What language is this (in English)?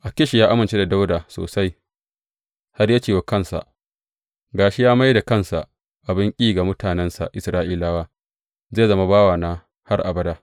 Hausa